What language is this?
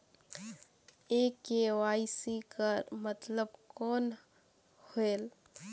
Chhattisgarhi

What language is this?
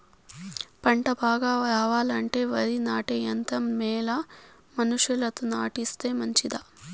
Telugu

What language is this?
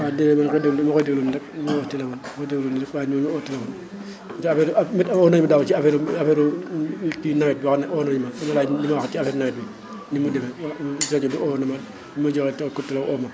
Wolof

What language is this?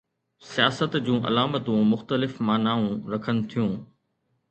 Sindhi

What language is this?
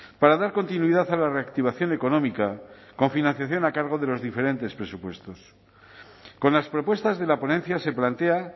Spanish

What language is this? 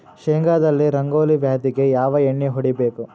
Kannada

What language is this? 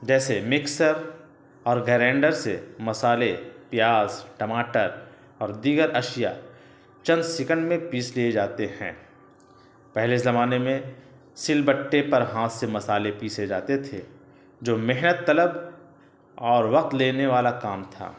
Urdu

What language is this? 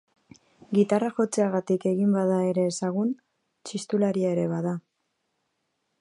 Basque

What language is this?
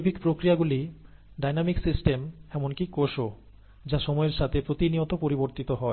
Bangla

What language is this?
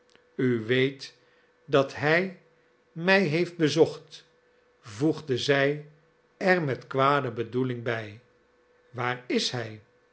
Dutch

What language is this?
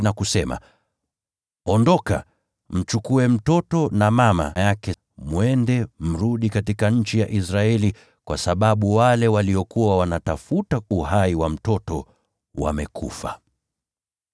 Swahili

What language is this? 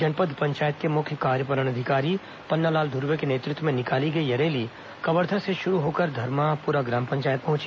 Hindi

